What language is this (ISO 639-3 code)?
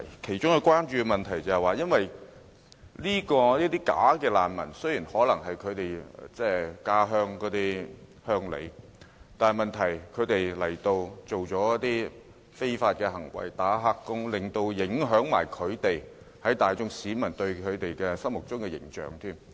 yue